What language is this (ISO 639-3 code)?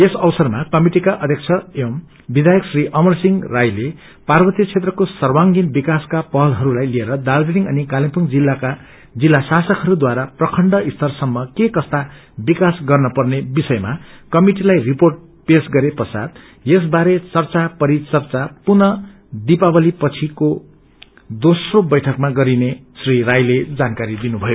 nep